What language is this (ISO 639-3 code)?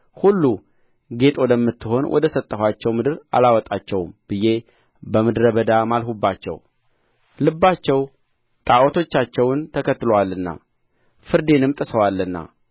amh